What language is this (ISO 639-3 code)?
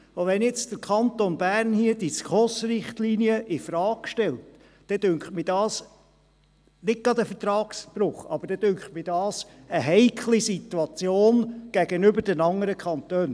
gsw